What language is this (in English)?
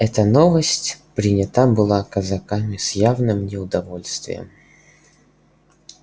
Russian